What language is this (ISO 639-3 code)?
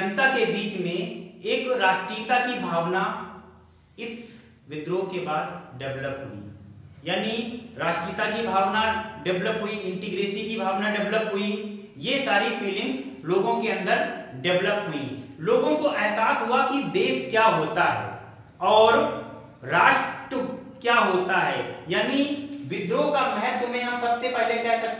hin